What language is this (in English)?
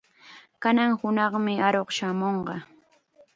Chiquián Ancash Quechua